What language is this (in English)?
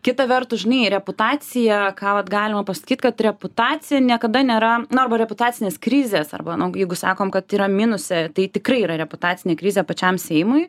Lithuanian